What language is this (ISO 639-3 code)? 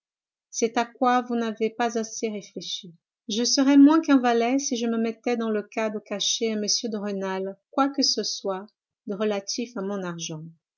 fra